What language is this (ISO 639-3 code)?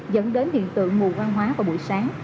vie